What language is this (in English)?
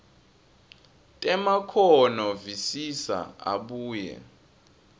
Swati